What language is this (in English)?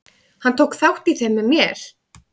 Icelandic